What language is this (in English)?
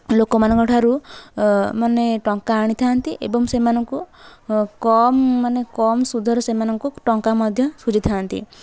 Odia